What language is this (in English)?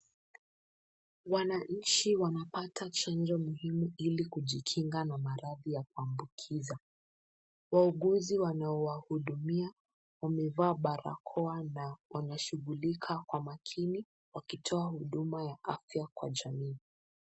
Swahili